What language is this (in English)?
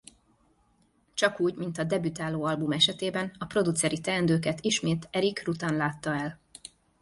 Hungarian